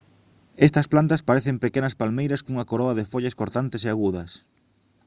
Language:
Galician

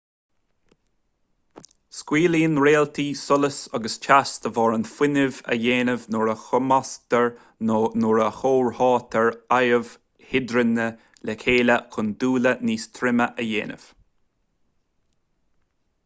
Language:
Irish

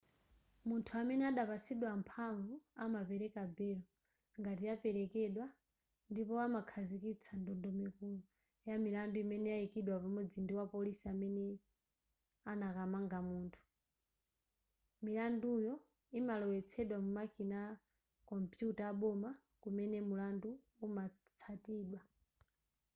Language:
Nyanja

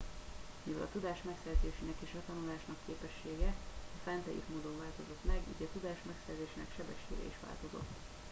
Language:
Hungarian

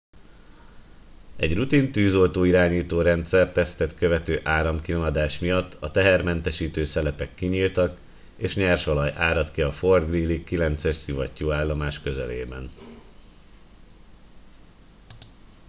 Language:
Hungarian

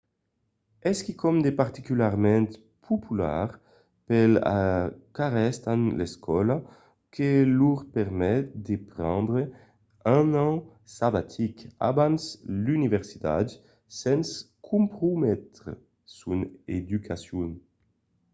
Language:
Occitan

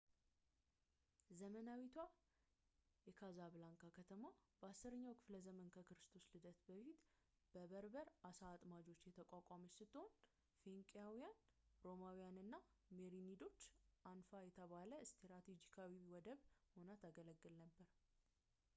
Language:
Amharic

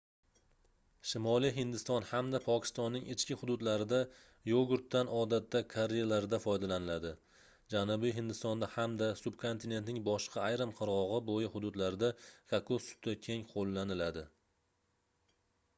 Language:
Uzbek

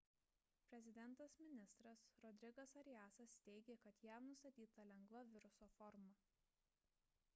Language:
Lithuanian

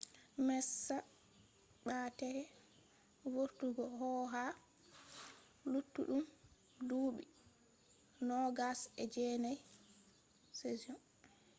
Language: Fula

